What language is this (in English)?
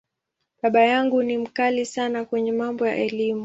Swahili